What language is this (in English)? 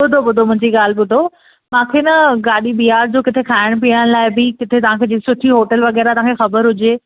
Sindhi